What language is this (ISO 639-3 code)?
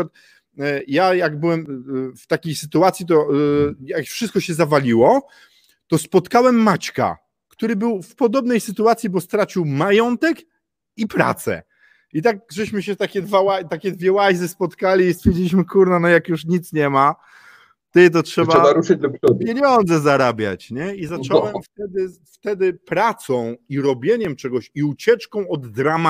pol